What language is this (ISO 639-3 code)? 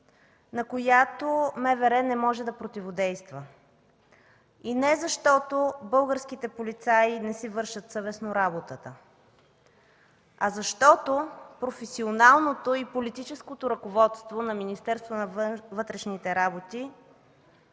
bul